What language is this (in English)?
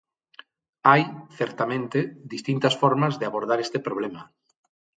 Galician